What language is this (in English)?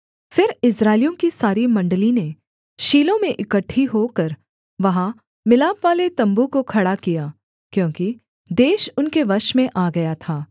Hindi